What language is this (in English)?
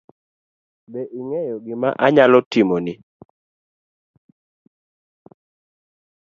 Luo (Kenya and Tanzania)